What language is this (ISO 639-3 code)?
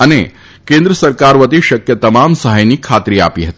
guj